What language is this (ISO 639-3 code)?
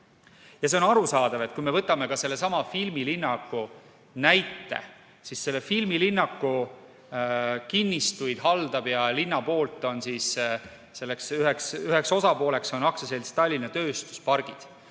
est